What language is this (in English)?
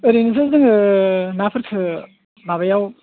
Bodo